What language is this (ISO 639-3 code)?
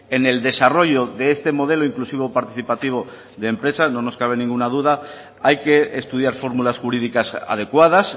spa